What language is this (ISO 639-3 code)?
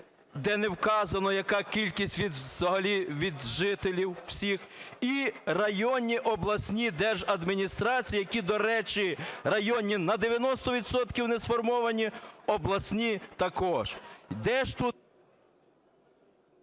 ukr